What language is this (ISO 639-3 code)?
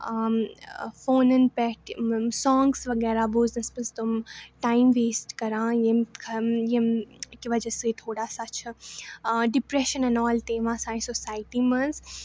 kas